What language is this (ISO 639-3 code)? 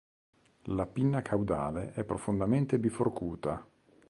ita